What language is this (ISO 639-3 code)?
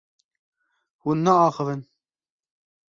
kur